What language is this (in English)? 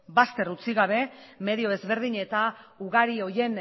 Basque